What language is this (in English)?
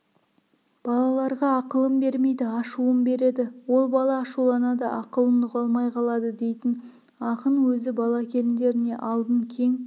Kazakh